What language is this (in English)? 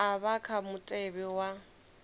Venda